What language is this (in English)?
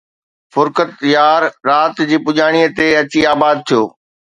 Sindhi